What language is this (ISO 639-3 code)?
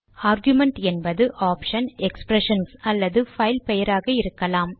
tam